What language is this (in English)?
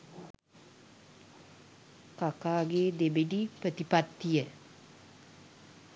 Sinhala